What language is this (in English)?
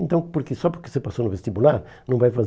Portuguese